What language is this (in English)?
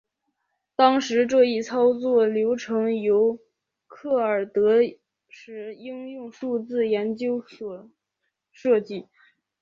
Chinese